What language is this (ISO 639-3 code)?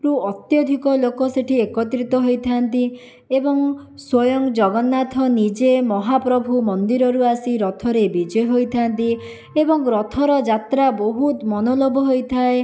ori